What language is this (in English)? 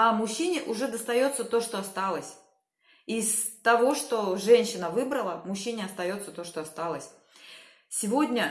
Russian